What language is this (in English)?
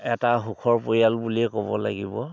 Assamese